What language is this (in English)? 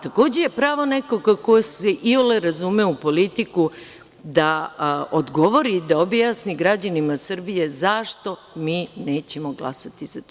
Serbian